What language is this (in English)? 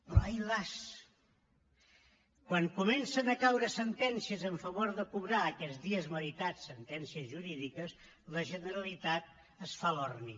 Catalan